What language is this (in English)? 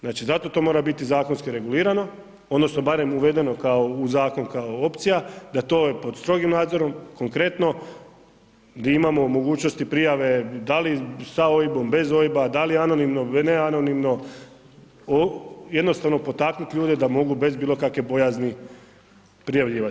Croatian